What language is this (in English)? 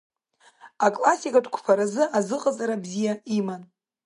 Abkhazian